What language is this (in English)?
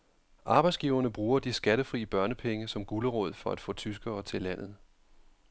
Danish